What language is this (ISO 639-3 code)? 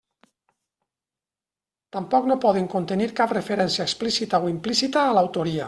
cat